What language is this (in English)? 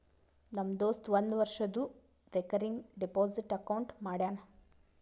Kannada